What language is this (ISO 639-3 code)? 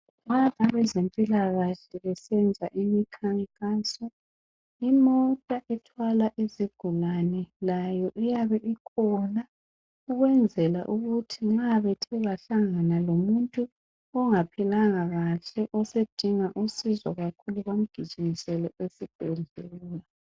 nde